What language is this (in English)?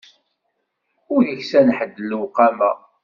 Kabyle